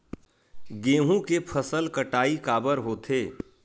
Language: Chhattisgarhi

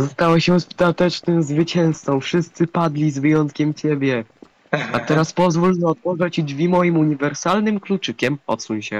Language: Polish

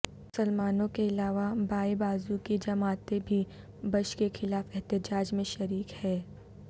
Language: Urdu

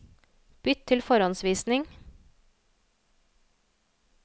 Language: Norwegian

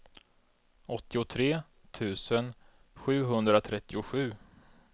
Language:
Swedish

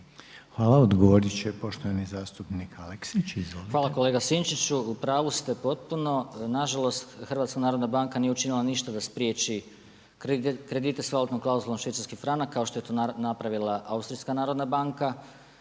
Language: Croatian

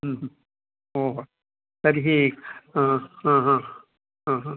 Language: Sanskrit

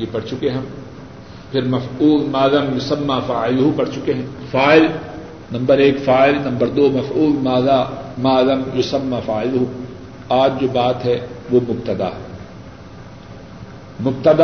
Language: Urdu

